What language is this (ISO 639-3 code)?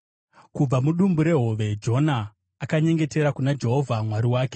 sna